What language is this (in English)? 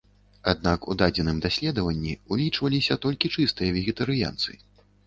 Belarusian